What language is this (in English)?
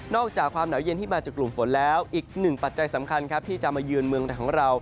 Thai